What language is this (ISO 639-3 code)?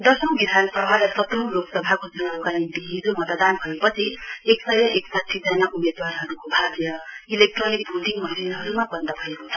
nep